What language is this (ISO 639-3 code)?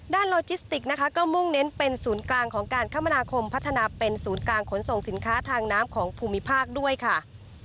tha